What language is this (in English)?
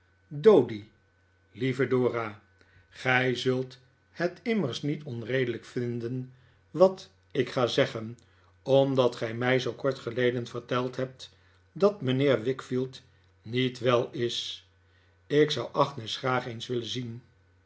Dutch